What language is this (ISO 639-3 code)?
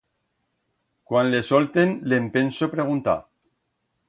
arg